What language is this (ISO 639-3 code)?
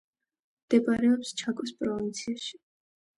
kat